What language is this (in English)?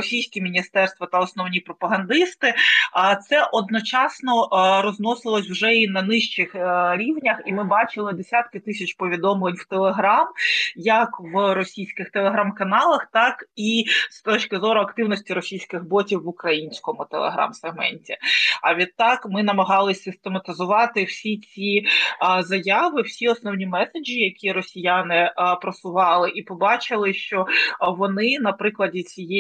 Ukrainian